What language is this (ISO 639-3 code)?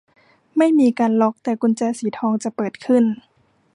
tha